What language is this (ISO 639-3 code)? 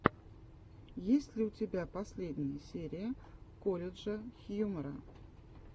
rus